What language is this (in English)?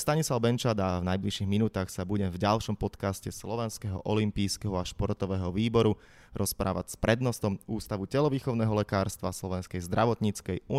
Slovak